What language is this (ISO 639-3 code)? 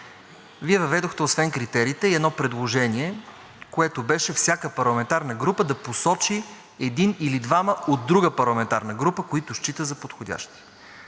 bul